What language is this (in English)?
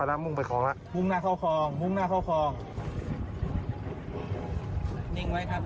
Thai